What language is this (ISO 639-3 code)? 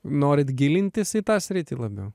lit